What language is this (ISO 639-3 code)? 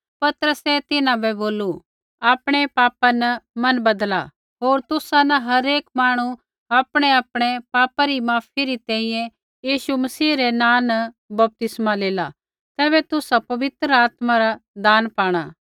kfx